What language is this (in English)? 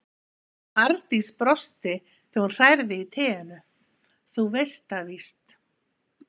Icelandic